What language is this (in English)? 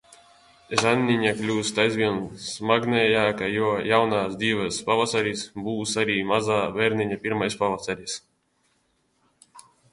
Latvian